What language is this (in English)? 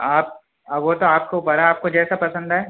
Urdu